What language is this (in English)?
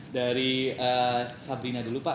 Indonesian